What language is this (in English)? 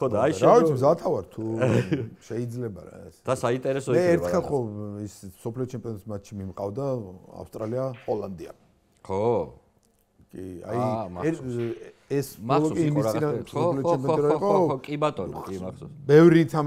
Romanian